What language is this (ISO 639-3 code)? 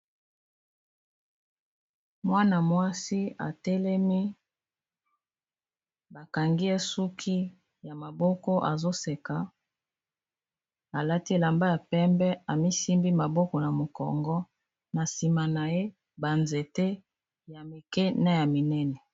lin